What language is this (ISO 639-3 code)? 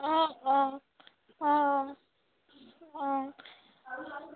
asm